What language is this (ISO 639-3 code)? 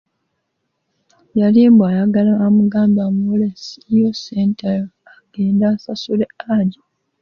lug